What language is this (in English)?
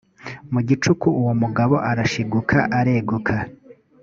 Kinyarwanda